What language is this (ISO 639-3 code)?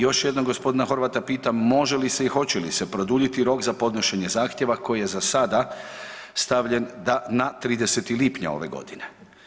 hrv